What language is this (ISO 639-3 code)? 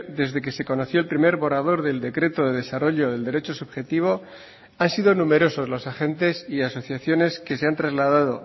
spa